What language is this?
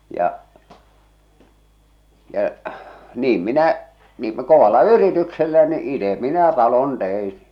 Finnish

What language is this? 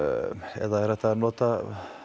Icelandic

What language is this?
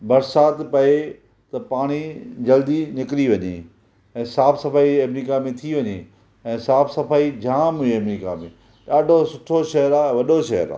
Sindhi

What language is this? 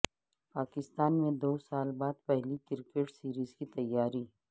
Urdu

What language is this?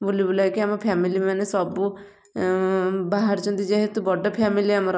Odia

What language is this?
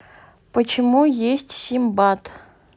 Russian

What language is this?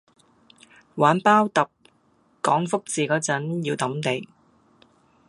Cantonese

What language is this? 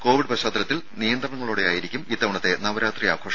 Malayalam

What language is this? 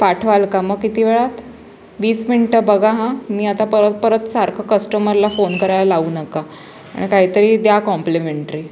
Marathi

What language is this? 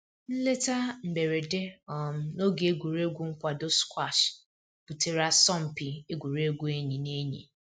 Igbo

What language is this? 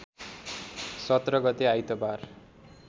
Nepali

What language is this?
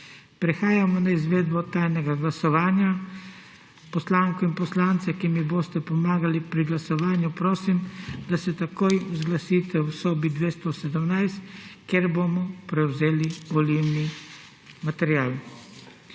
Slovenian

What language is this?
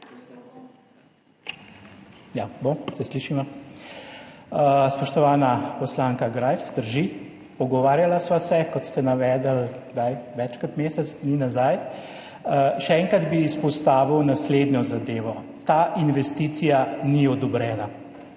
Slovenian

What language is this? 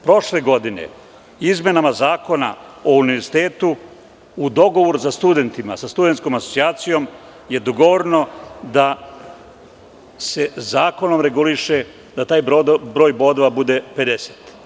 Serbian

